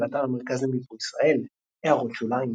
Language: Hebrew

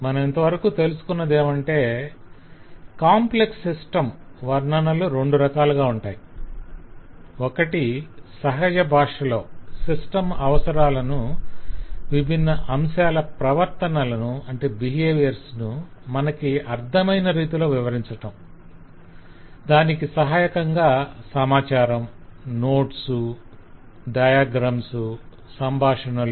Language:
Telugu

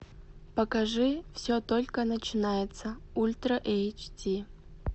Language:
Russian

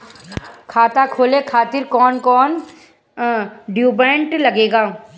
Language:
Bhojpuri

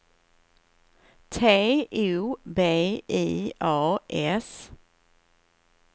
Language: Swedish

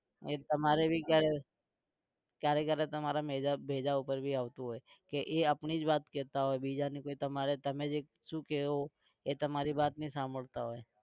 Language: Gujarati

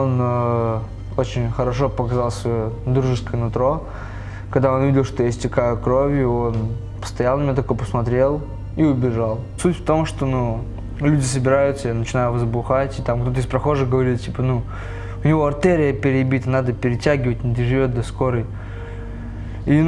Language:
Russian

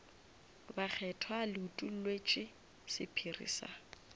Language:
Northern Sotho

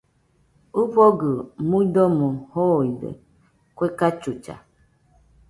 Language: Nüpode Huitoto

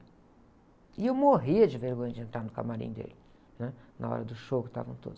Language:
Portuguese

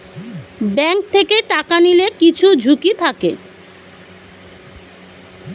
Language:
Bangla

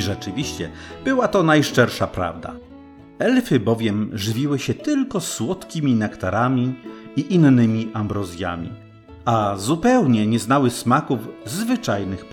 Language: Polish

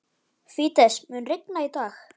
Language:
Icelandic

